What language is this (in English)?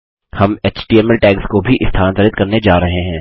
Hindi